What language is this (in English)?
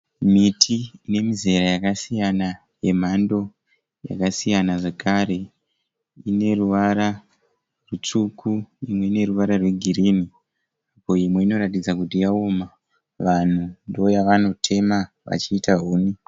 Shona